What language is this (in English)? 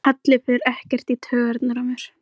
Icelandic